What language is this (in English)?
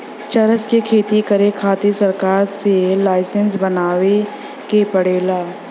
Bhojpuri